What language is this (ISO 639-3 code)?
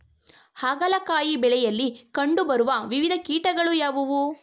kan